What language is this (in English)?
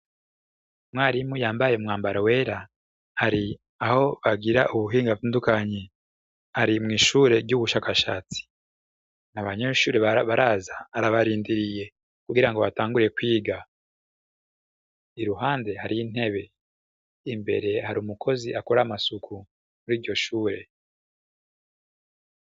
Rundi